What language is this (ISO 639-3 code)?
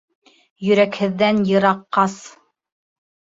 bak